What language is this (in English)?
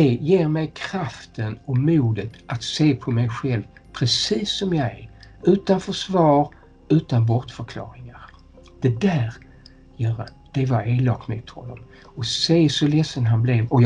Swedish